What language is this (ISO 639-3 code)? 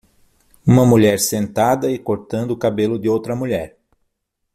por